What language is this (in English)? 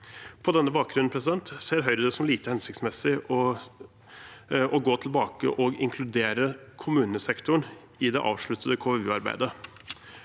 Norwegian